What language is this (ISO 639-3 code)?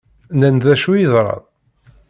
kab